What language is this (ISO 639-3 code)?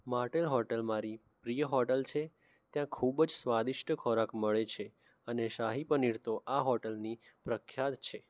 guj